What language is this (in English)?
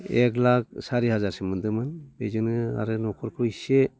Bodo